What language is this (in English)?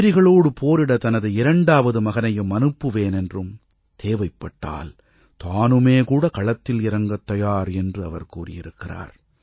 Tamil